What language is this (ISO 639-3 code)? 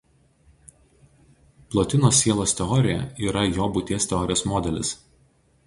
lit